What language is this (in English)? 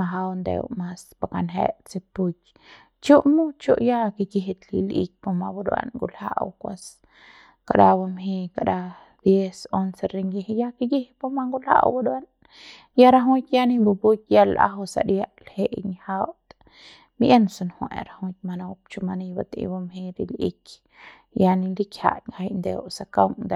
Central Pame